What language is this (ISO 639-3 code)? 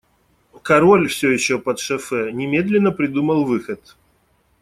rus